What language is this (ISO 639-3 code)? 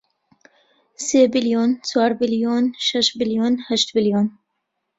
ckb